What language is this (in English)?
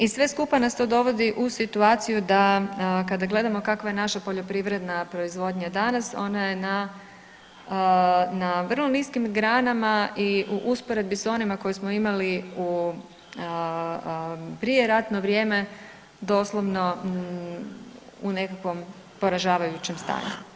Croatian